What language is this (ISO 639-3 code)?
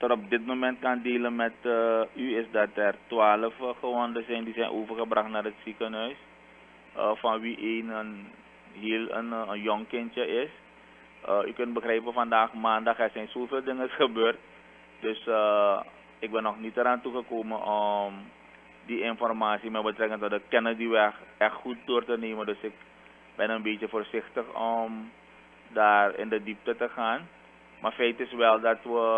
nld